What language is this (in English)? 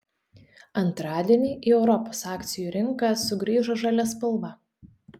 Lithuanian